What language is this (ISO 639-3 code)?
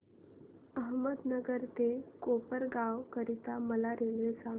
mar